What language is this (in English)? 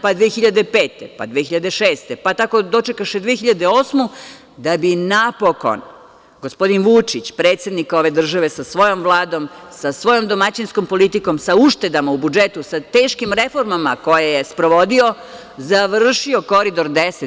Serbian